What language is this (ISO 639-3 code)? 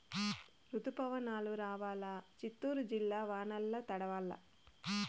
tel